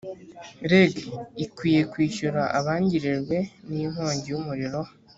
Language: Kinyarwanda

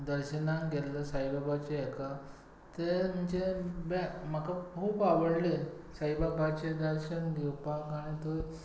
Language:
Konkani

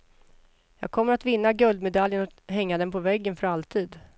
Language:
Swedish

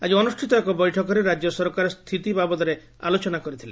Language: Odia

